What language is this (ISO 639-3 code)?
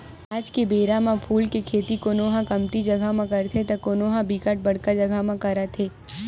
hne